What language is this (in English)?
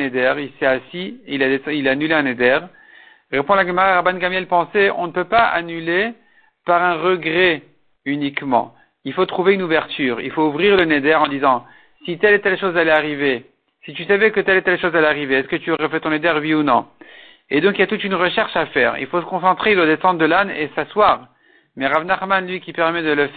French